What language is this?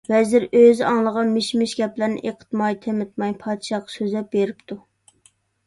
Uyghur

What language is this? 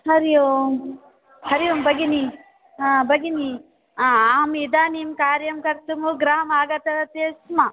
Sanskrit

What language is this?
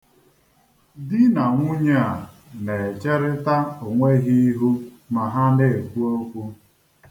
Igbo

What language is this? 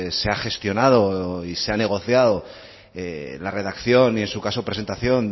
Spanish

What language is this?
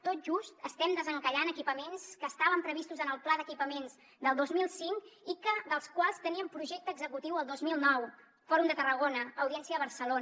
Catalan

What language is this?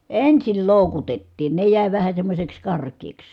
Finnish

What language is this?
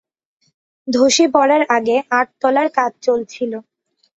Bangla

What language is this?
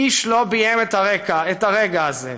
Hebrew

